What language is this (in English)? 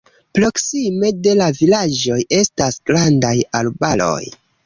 Esperanto